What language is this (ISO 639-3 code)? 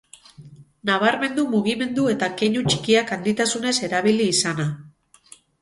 eus